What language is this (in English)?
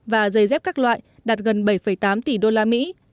Vietnamese